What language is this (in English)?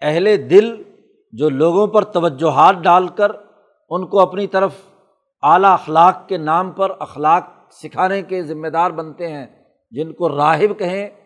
Urdu